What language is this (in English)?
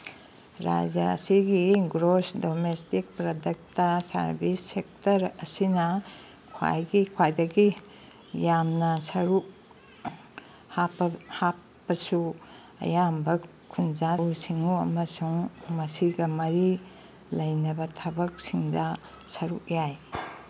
Manipuri